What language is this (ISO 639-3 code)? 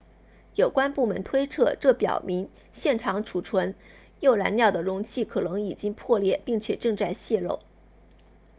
zho